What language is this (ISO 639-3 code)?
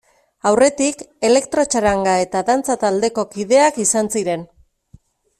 eus